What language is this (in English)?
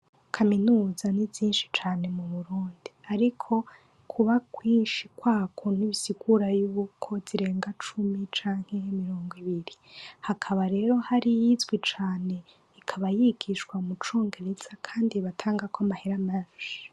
Rundi